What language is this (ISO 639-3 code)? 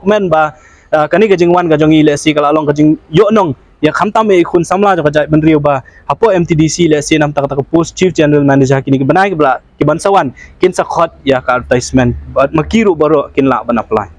msa